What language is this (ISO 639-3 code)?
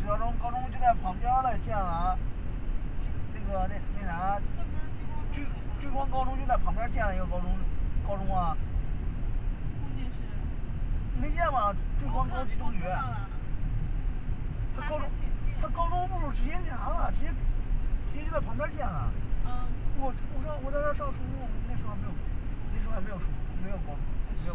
zho